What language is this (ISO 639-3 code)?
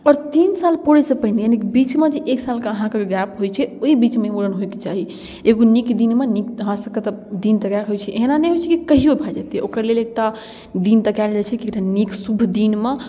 mai